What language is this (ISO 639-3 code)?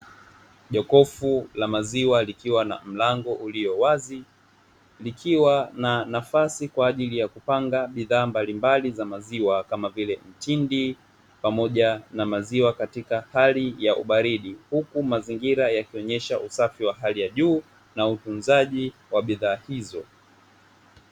swa